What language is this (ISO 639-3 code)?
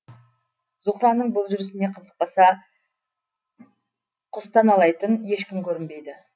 kaz